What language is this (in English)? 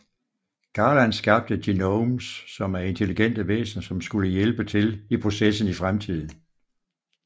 Danish